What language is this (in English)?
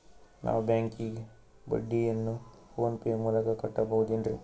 Kannada